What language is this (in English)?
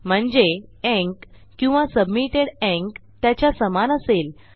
Marathi